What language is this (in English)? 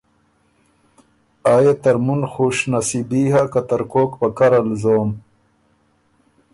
Ormuri